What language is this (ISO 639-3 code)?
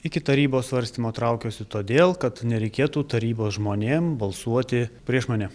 lit